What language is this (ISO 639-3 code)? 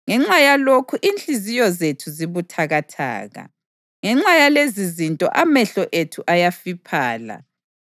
nde